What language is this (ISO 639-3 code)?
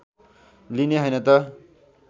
nep